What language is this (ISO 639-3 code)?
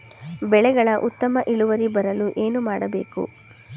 kan